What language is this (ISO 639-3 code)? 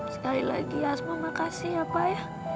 ind